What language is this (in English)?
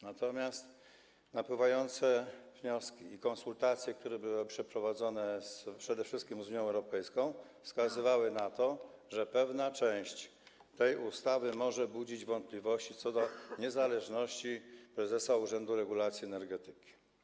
Polish